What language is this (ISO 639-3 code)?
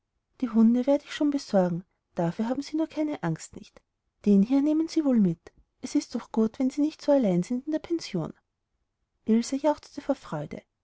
deu